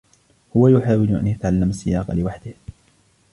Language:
Arabic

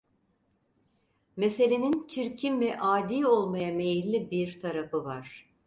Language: Turkish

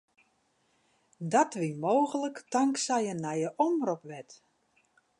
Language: Western Frisian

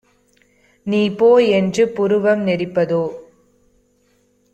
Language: Tamil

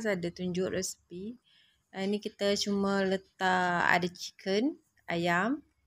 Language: Malay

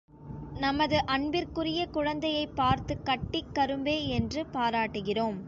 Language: Tamil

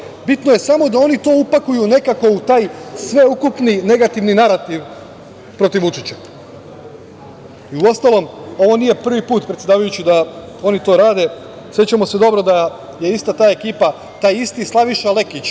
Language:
Serbian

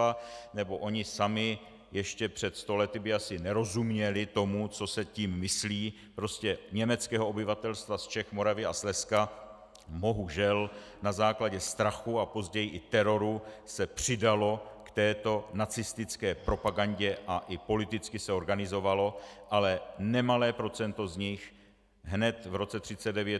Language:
Czech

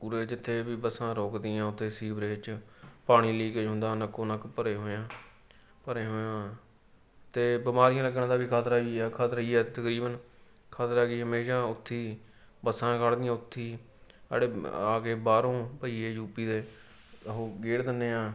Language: Punjabi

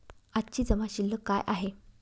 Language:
Marathi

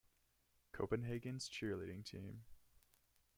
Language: English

